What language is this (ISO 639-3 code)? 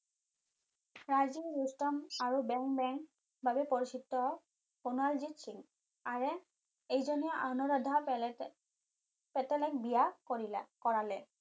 asm